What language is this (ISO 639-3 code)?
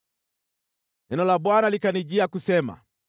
swa